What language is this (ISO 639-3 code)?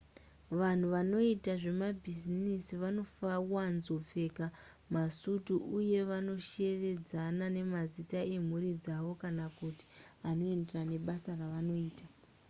sna